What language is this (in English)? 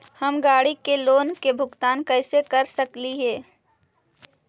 Magahi